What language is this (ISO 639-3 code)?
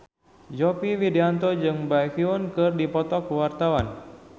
sun